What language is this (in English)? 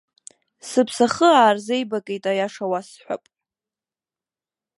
Abkhazian